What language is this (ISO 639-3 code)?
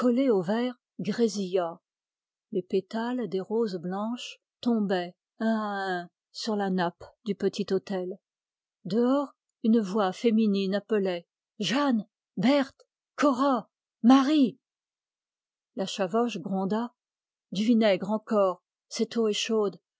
fra